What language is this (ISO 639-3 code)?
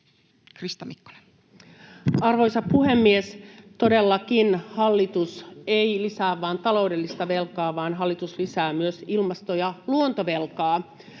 fin